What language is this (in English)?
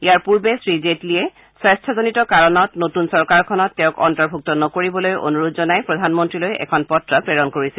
Assamese